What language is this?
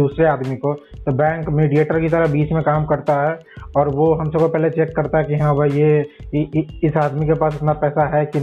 Hindi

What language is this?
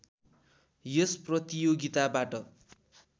Nepali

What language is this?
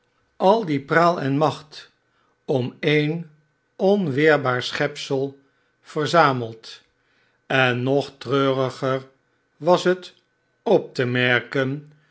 Dutch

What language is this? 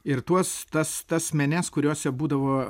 Lithuanian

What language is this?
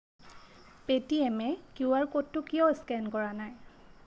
Assamese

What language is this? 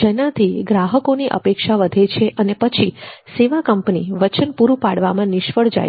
Gujarati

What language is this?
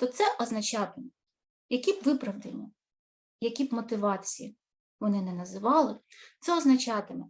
Ukrainian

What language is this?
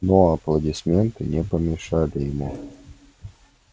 Russian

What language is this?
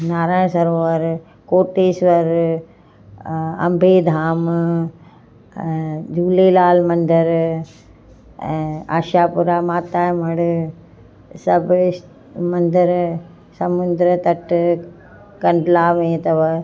Sindhi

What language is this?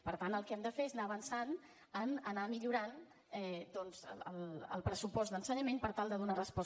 Catalan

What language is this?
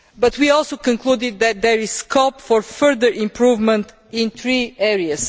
English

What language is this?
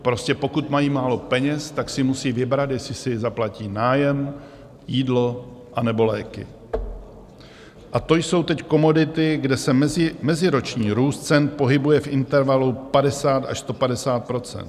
Czech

